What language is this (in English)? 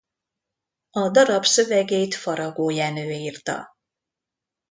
Hungarian